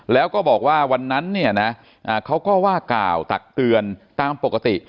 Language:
Thai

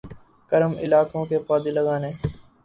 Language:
Urdu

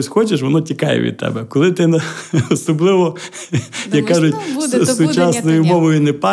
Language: Ukrainian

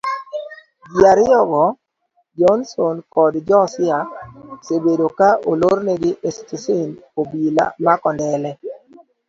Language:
Luo (Kenya and Tanzania)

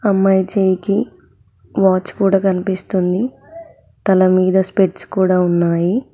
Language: Telugu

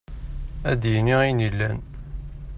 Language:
Kabyle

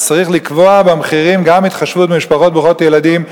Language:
Hebrew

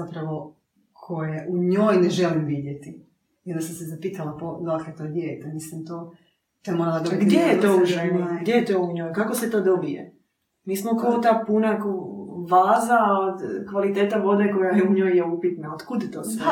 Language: Croatian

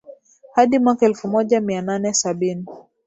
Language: Swahili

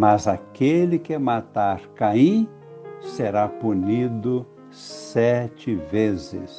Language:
Portuguese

